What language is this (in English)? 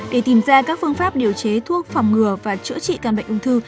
Vietnamese